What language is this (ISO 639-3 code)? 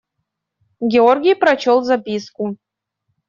rus